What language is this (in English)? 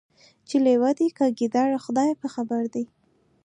Pashto